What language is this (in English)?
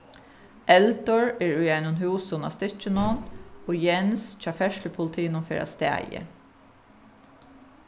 Faroese